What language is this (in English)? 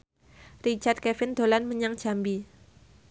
Javanese